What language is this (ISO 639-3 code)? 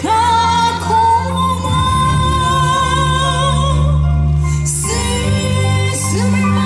jpn